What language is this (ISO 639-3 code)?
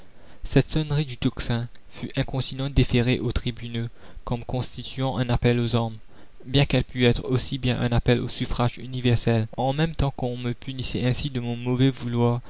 fra